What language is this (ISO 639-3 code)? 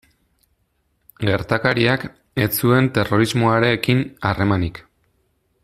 eus